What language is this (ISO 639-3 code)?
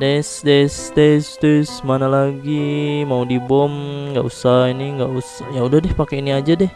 ind